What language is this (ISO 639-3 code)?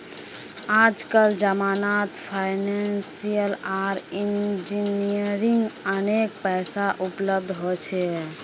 mag